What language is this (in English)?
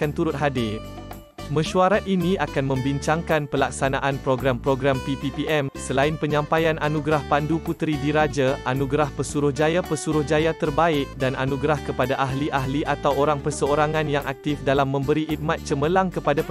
Malay